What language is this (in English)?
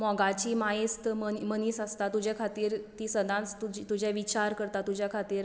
Konkani